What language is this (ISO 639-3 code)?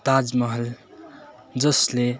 nep